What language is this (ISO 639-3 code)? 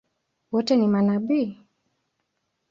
swa